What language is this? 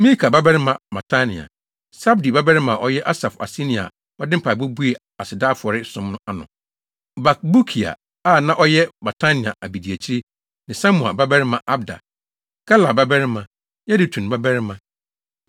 Akan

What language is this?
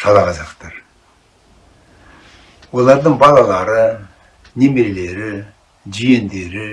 Turkish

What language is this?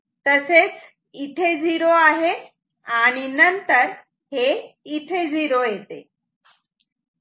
Marathi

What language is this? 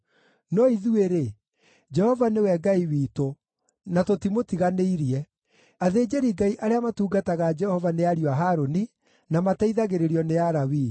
Kikuyu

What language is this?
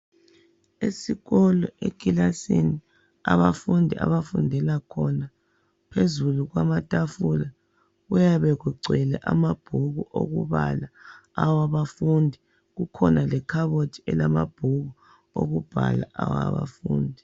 North Ndebele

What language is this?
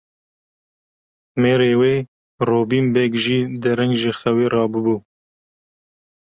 Kurdish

